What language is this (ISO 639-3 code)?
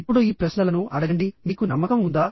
tel